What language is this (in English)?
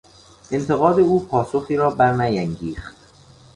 Persian